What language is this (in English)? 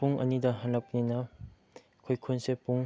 Manipuri